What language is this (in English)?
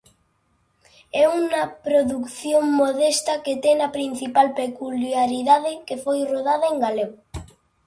Galician